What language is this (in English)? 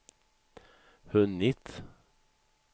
Swedish